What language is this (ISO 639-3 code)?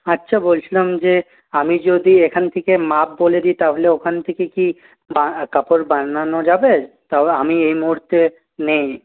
ben